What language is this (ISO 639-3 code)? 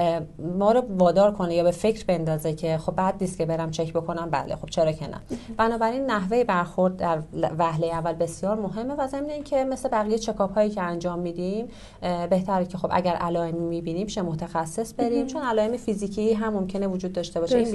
fas